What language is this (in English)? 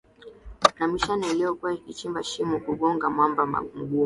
Swahili